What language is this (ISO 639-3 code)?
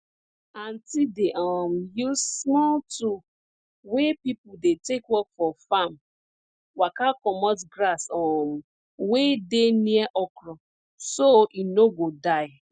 pcm